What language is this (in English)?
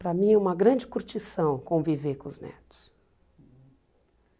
Portuguese